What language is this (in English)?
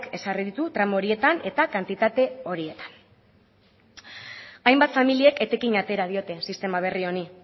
Basque